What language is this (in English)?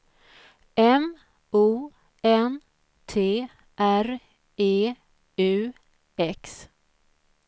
Swedish